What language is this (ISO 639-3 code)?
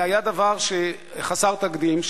heb